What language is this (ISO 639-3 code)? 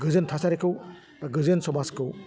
brx